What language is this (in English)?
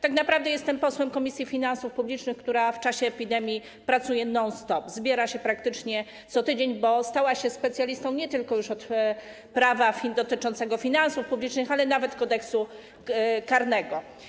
Polish